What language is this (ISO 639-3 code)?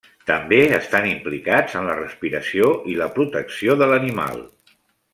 cat